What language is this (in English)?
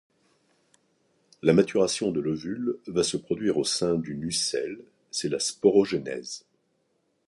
French